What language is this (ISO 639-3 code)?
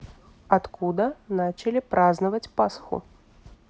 rus